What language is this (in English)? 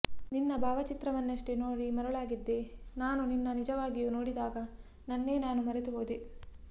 Kannada